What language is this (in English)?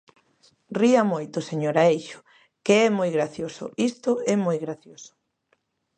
Galician